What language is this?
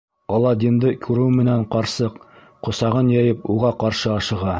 Bashkir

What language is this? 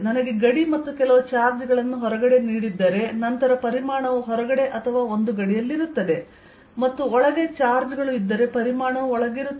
Kannada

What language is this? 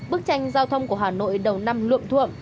Vietnamese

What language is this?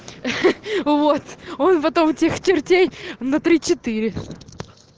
Russian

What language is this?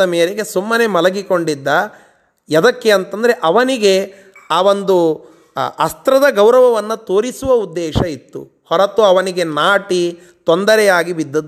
Kannada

